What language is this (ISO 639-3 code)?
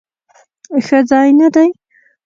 pus